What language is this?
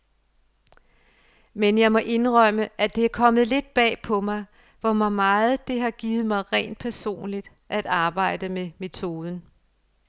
Danish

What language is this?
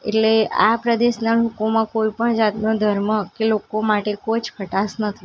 Gujarati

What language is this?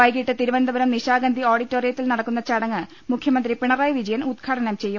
Malayalam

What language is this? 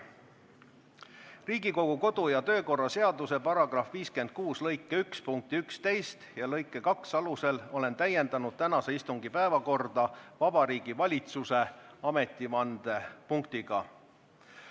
Estonian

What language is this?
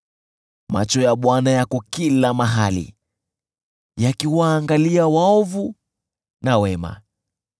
Swahili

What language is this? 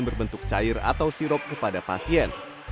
Indonesian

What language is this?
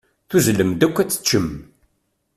Kabyle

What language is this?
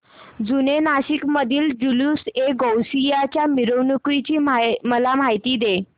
Marathi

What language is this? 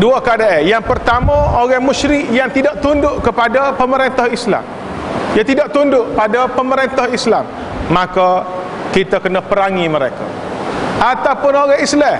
Malay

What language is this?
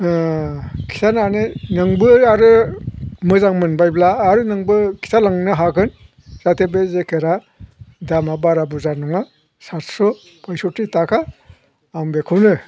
Bodo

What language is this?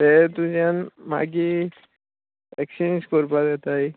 Konkani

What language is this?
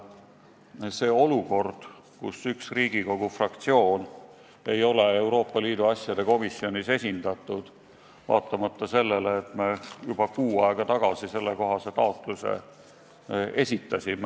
Estonian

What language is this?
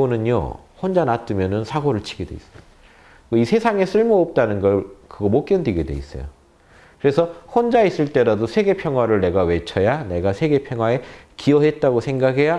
Korean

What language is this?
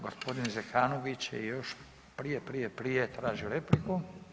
Croatian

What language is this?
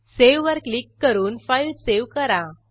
Marathi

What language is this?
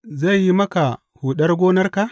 Hausa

